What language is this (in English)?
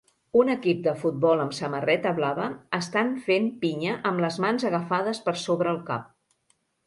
Catalan